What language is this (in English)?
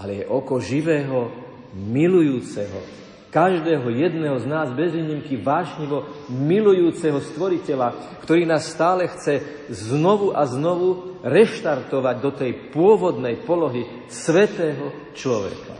Slovak